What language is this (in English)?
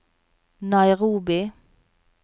Norwegian